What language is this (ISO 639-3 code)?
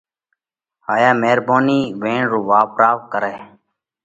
kvx